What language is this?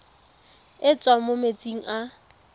Tswana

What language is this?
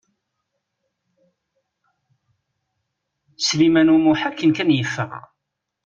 Kabyle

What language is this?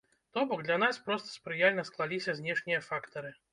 Belarusian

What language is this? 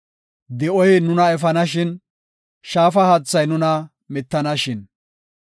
Gofa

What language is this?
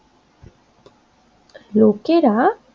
Bangla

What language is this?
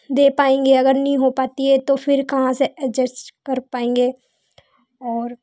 Hindi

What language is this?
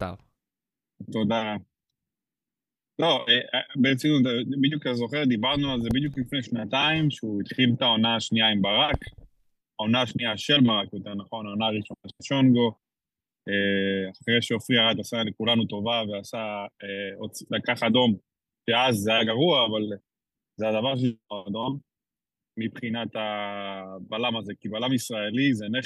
Hebrew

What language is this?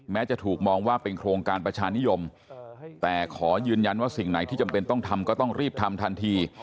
Thai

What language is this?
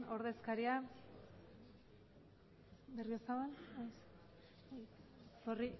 Basque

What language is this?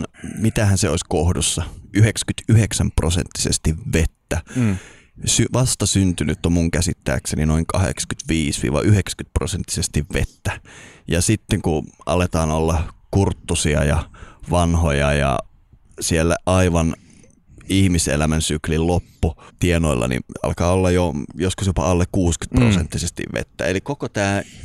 Finnish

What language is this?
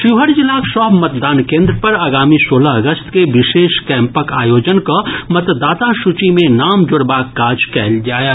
Maithili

